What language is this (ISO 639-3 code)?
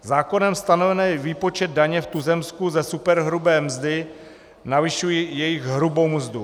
ces